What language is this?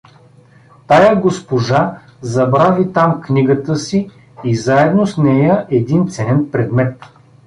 Bulgarian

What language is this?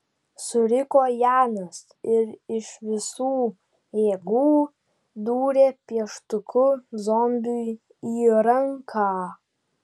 Lithuanian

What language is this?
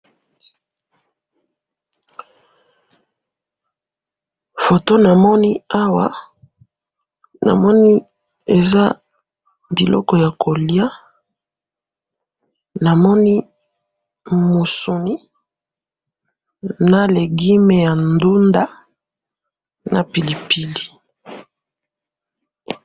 Lingala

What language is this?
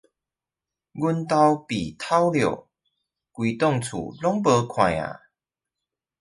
Chinese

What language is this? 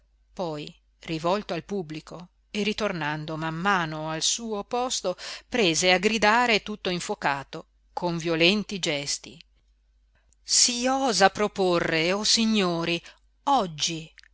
Italian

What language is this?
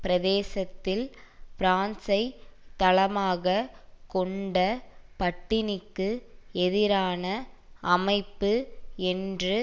Tamil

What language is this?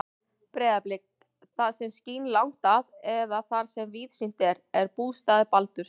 Icelandic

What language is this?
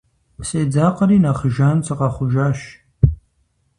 Kabardian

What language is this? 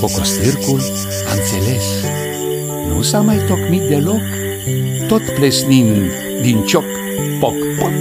Romanian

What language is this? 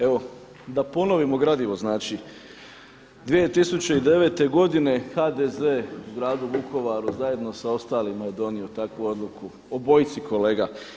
Croatian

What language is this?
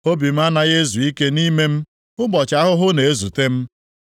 Igbo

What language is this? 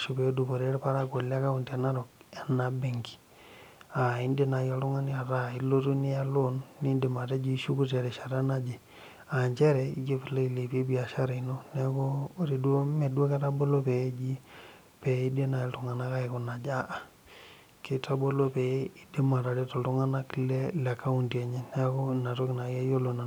Masai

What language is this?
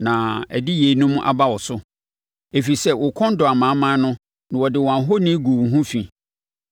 Akan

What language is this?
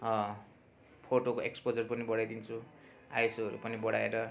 Nepali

